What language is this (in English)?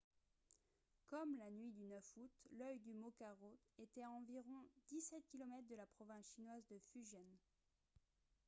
French